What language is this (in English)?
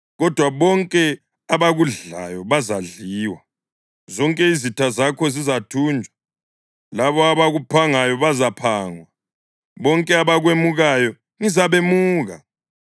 North Ndebele